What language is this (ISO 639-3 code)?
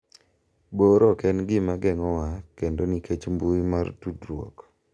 luo